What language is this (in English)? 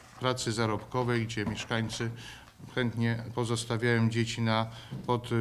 Polish